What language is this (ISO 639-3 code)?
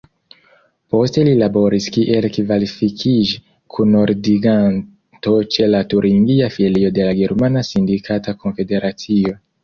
epo